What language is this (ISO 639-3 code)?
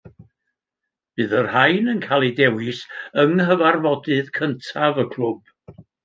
cym